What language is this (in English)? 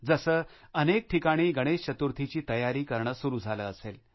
Marathi